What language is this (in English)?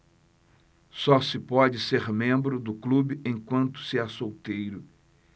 Portuguese